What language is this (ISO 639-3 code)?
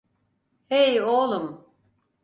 tur